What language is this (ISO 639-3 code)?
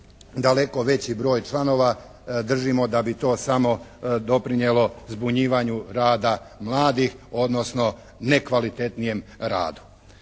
hrv